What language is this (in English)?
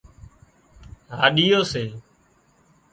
Wadiyara Koli